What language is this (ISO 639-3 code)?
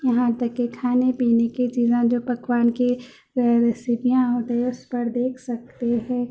urd